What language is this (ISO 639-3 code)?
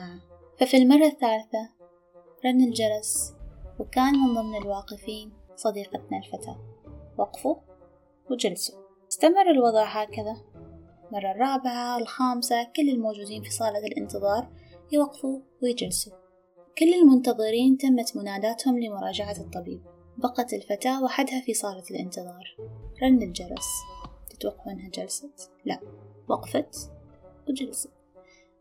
ara